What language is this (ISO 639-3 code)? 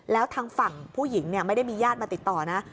tha